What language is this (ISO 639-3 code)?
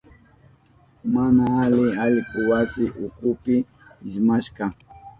qup